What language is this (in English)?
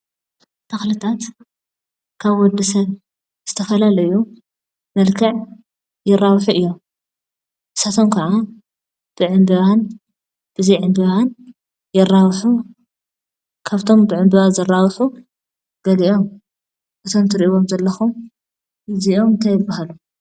Tigrinya